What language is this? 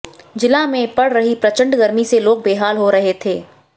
Hindi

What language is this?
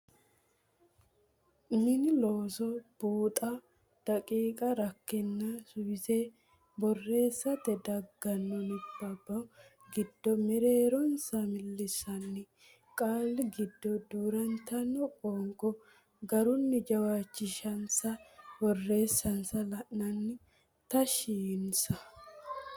Sidamo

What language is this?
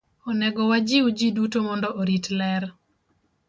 Luo (Kenya and Tanzania)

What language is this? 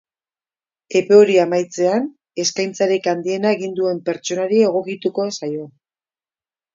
Basque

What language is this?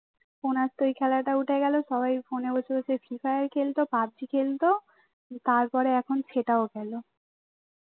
Bangla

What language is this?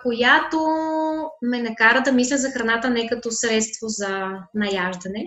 Bulgarian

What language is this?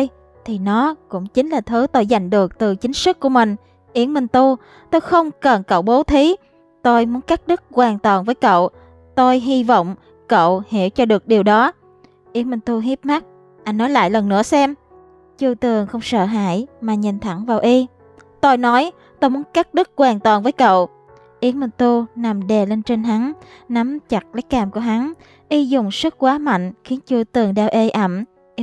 Vietnamese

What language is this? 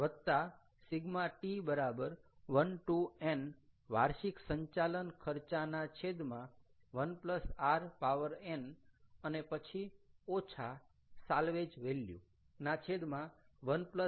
Gujarati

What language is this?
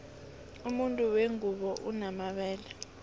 South Ndebele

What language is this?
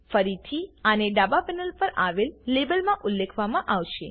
Gujarati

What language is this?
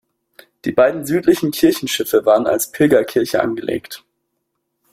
German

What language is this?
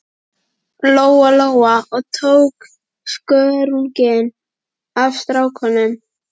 Icelandic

